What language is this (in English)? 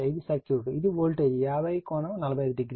Telugu